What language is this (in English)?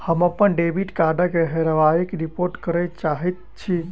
Maithili